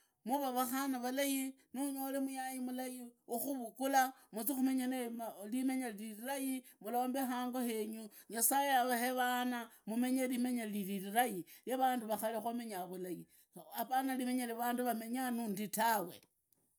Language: Idakho-Isukha-Tiriki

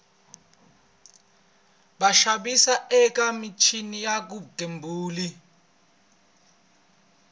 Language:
Tsonga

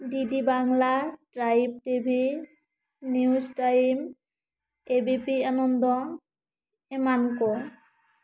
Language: Santali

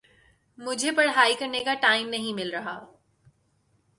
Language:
Urdu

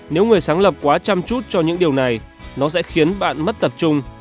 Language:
Vietnamese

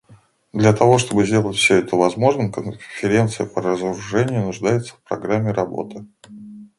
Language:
Russian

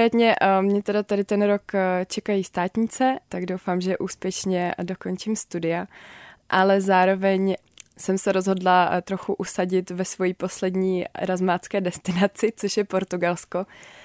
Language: Czech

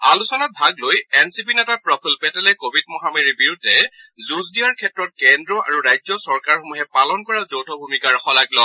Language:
Assamese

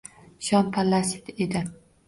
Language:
Uzbek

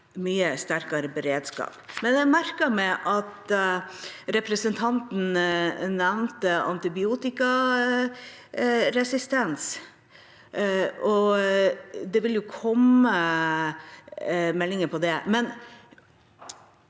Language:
Norwegian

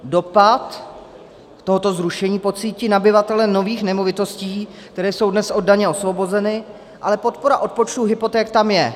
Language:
Czech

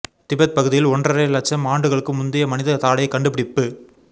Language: Tamil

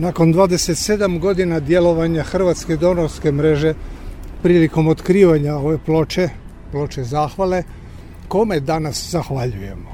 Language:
Croatian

